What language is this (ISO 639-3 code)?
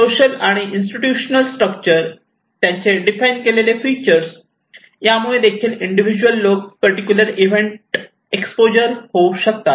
mar